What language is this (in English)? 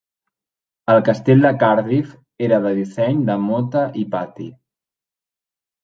Catalan